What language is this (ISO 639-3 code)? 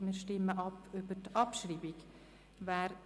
gsw